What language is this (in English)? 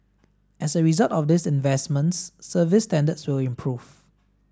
English